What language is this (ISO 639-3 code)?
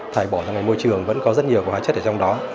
vie